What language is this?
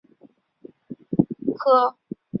Chinese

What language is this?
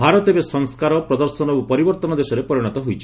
Odia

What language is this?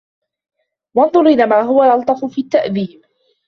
Arabic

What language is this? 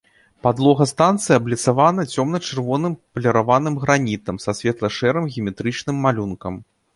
Belarusian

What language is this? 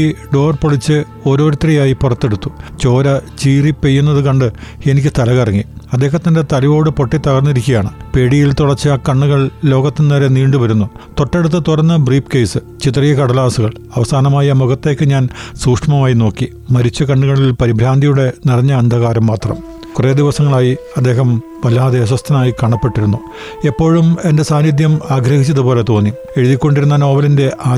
Malayalam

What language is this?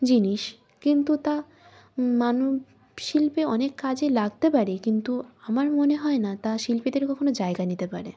Bangla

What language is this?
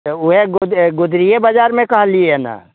Maithili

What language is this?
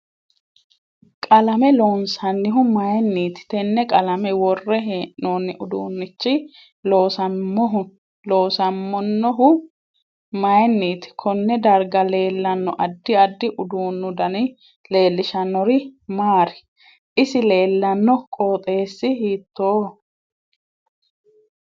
Sidamo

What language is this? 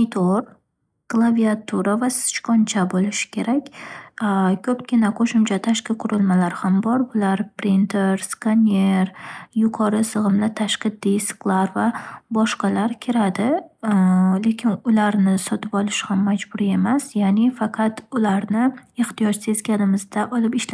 Uzbek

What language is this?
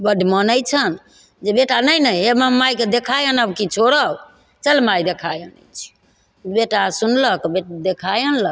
Maithili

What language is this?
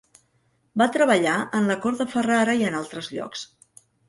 Catalan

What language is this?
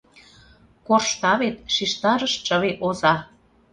Mari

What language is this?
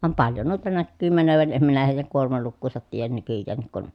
Finnish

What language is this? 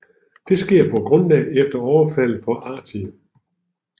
Danish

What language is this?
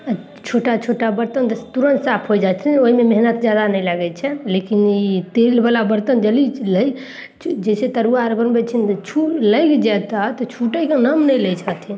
Maithili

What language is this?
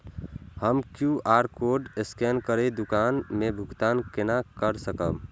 Maithili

